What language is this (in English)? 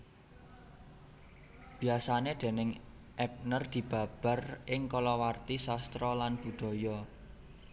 Javanese